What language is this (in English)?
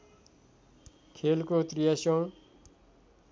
Nepali